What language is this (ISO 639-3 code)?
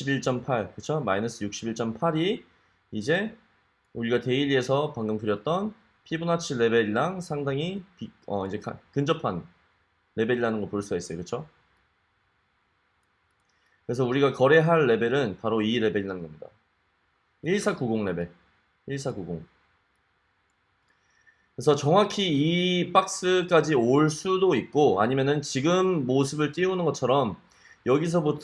kor